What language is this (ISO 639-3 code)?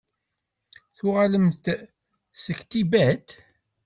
kab